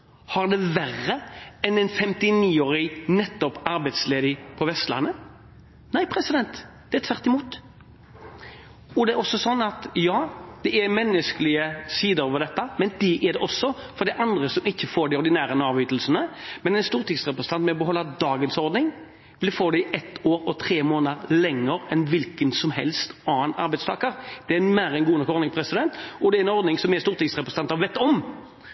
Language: Norwegian Bokmål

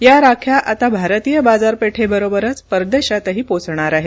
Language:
Marathi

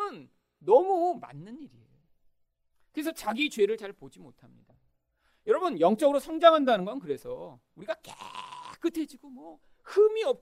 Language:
Korean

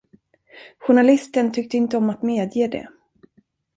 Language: Swedish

